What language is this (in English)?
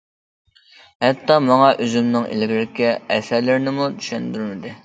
Uyghur